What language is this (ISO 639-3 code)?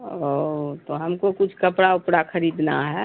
urd